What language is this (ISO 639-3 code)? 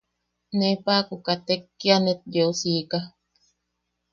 yaq